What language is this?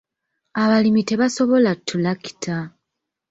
Ganda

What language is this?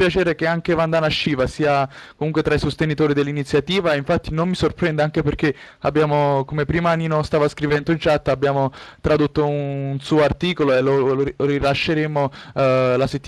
Italian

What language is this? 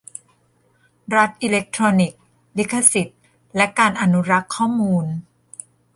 Thai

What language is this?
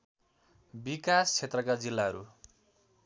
Nepali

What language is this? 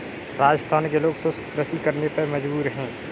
Hindi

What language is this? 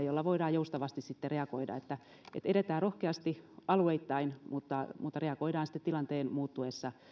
Finnish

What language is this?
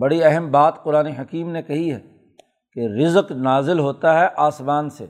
Urdu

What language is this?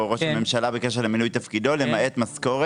Hebrew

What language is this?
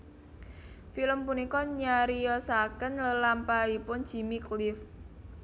Javanese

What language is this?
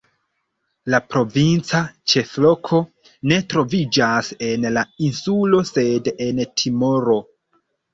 Esperanto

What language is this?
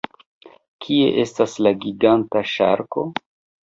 Esperanto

